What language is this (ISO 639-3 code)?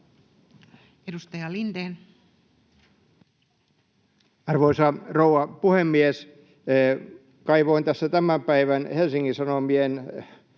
fin